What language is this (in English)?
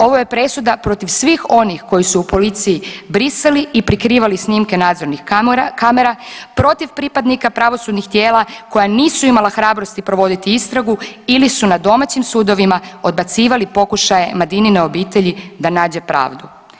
Croatian